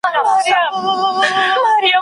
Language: Pashto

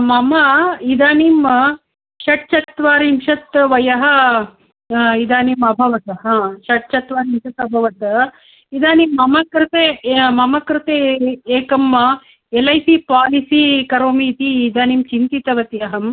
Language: Sanskrit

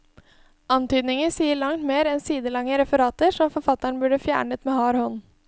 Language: Norwegian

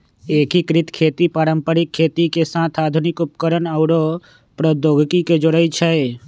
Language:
Magahi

